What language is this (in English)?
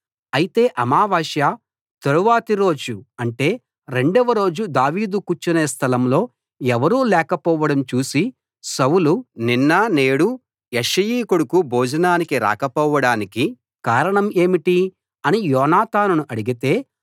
Telugu